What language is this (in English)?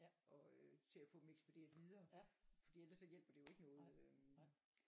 Danish